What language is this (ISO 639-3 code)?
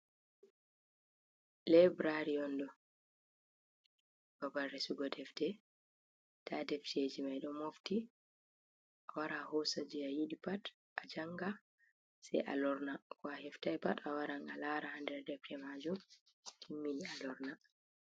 ful